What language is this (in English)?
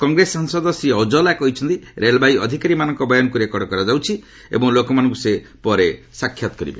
Odia